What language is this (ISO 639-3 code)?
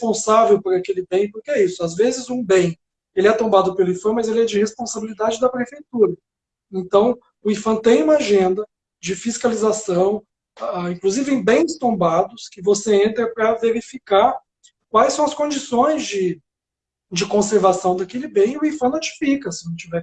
por